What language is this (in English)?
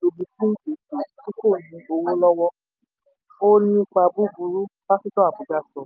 Yoruba